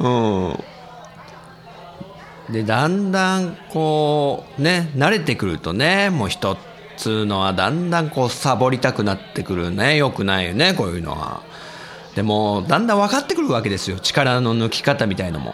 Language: Japanese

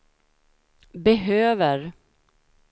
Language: Swedish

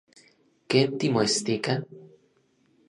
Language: Orizaba Nahuatl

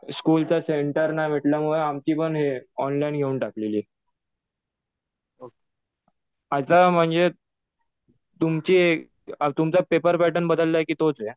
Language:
Marathi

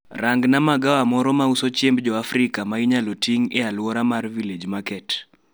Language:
Luo (Kenya and Tanzania)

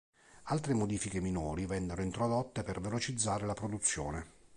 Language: Italian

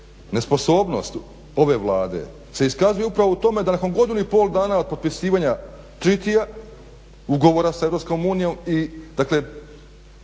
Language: Croatian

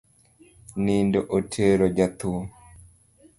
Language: Luo (Kenya and Tanzania)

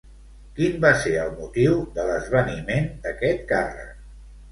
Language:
Catalan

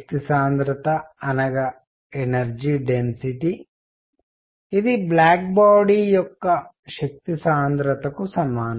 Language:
Telugu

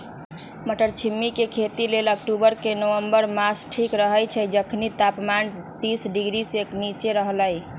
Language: Magahi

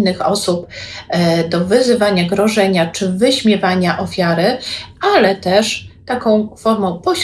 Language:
Polish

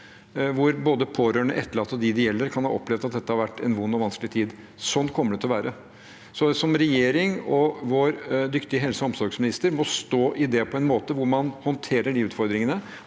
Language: Norwegian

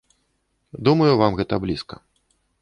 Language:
Belarusian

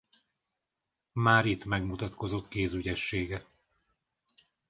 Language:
Hungarian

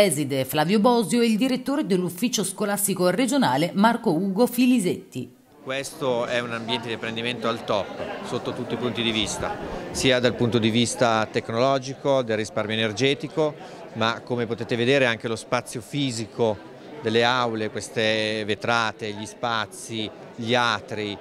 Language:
Italian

